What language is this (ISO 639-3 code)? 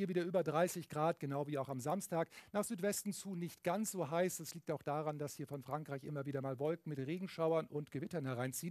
deu